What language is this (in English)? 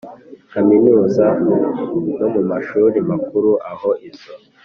Kinyarwanda